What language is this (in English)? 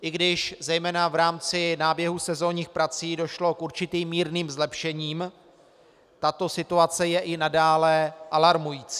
Czech